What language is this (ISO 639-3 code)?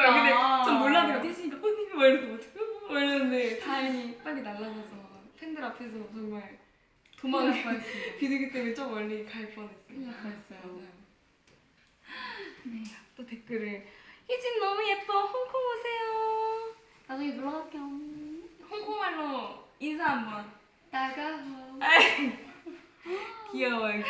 kor